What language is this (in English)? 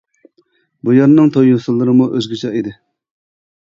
Uyghur